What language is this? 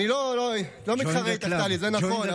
Hebrew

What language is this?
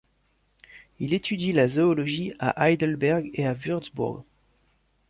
French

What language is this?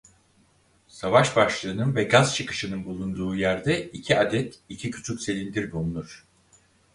Turkish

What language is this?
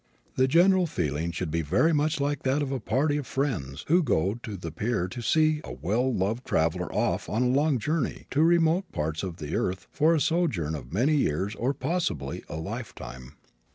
English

